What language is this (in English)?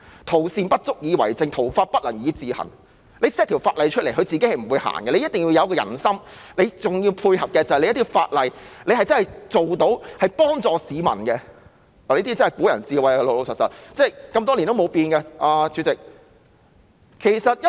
Cantonese